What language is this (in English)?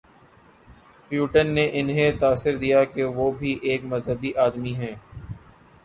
Urdu